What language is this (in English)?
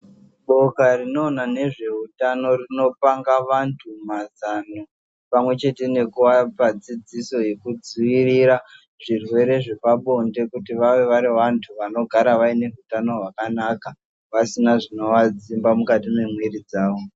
Ndau